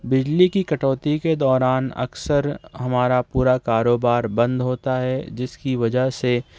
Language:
Urdu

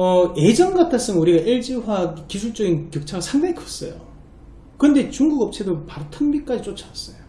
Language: Korean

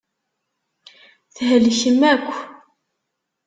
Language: Kabyle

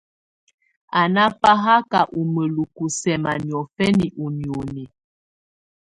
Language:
Tunen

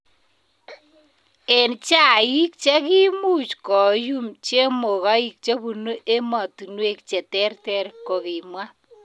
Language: Kalenjin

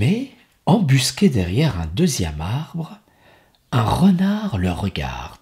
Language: French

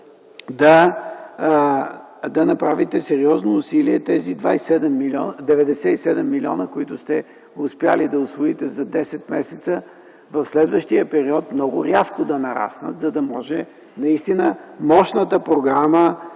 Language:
Bulgarian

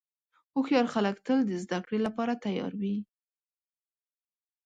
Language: Pashto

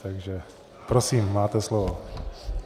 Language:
Czech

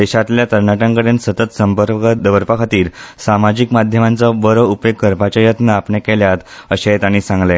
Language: Konkani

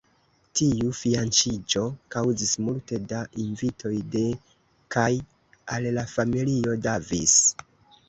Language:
Esperanto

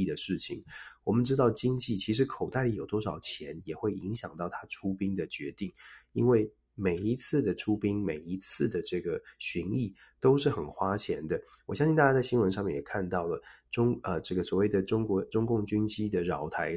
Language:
Chinese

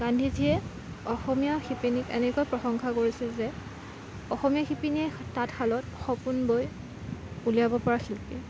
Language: Assamese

